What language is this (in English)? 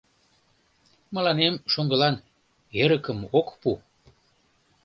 Mari